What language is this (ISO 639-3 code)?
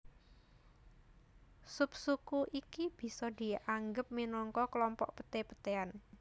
jav